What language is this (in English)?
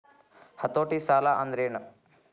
Kannada